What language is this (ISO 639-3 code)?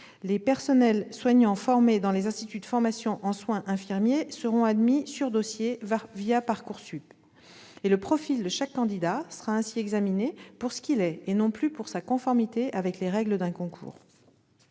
fra